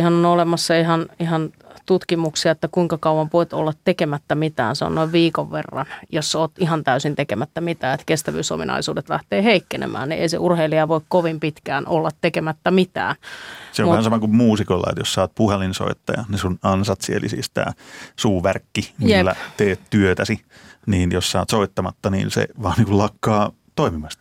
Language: Finnish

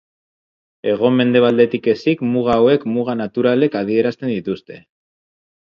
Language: Basque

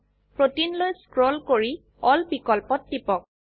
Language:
Assamese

